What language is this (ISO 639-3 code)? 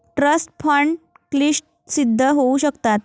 mar